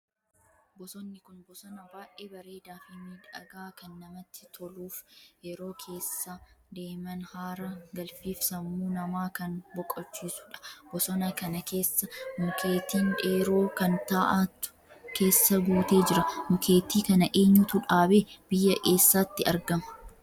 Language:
Oromo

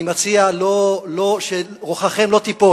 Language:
Hebrew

